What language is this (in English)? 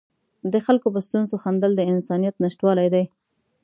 Pashto